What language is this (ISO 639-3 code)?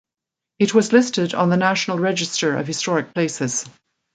eng